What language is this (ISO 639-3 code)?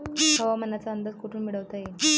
mar